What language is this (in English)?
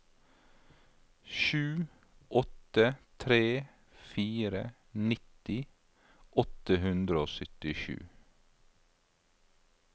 Norwegian